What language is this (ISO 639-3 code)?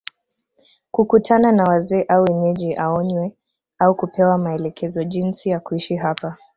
swa